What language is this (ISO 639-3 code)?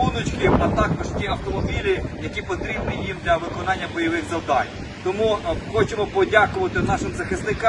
ukr